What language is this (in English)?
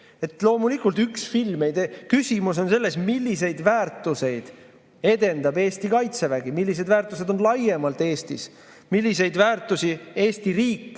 Estonian